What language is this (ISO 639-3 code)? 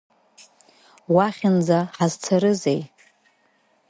abk